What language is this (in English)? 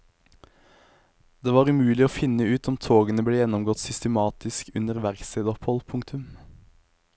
Norwegian